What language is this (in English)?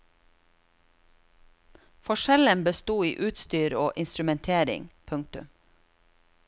Norwegian